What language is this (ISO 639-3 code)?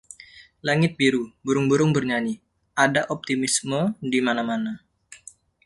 ind